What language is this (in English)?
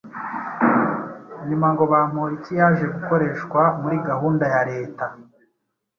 Kinyarwanda